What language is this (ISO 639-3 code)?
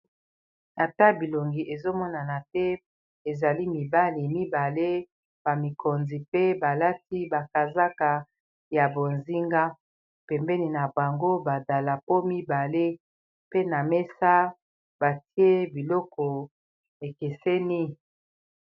lin